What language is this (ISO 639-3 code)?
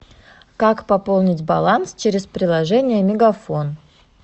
rus